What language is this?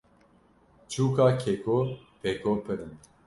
Kurdish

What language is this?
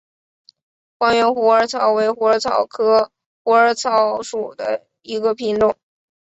Chinese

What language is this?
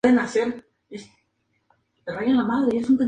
Spanish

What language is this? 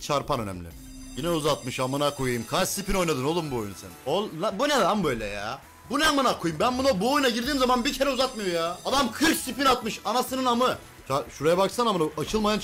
Turkish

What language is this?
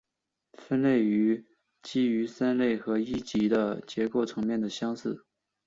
Chinese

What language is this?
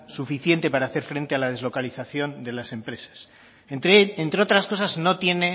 Spanish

